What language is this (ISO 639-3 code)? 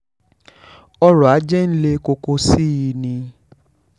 yor